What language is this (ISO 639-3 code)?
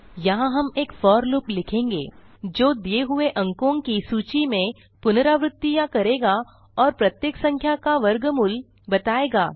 hin